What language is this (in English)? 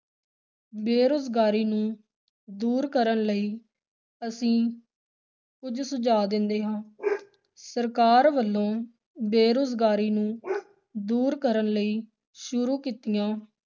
Punjabi